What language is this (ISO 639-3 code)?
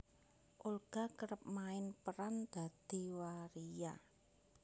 jav